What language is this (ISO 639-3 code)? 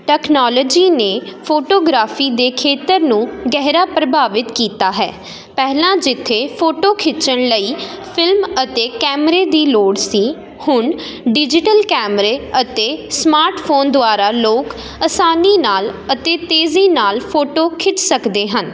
pan